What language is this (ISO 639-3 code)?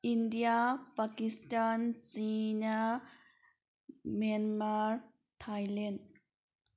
mni